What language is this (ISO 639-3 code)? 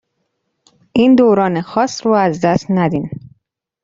fas